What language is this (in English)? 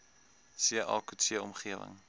Afrikaans